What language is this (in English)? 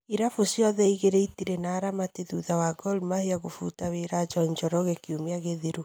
Kikuyu